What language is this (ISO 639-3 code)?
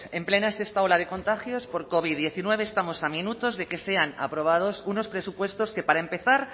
spa